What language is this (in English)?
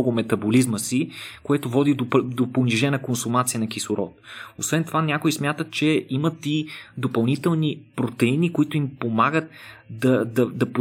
Bulgarian